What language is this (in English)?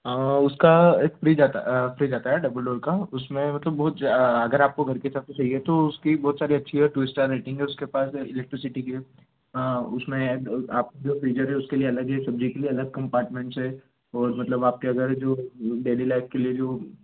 Hindi